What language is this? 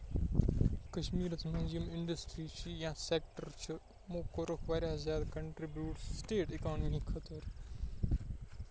Kashmiri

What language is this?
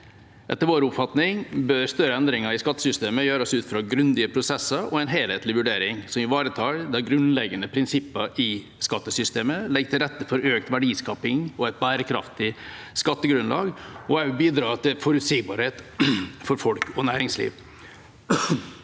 Norwegian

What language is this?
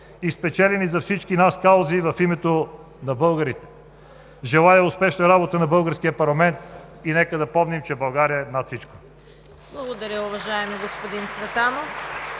Bulgarian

